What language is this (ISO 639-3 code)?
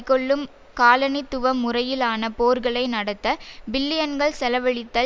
tam